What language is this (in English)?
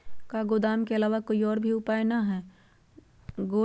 Magahi